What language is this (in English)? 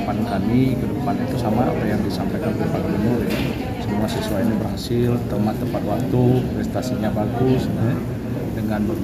Indonesian